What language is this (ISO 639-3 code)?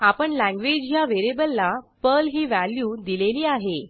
mar